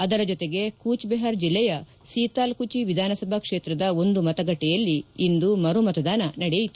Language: Kannada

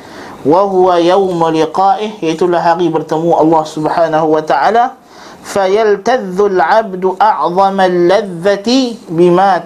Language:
Malay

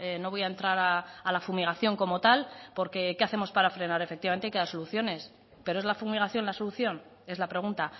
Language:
Spanish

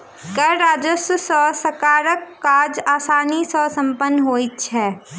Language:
Maithili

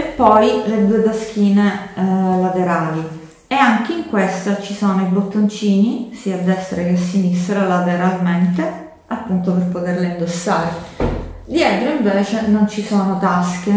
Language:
Italian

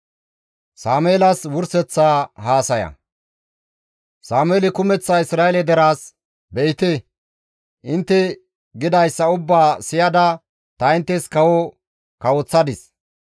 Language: Gamo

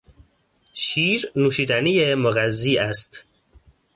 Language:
Persian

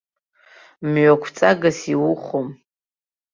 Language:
Abkhazian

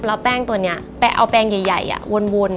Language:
Thai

